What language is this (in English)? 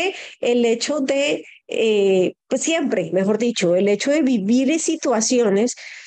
Spanish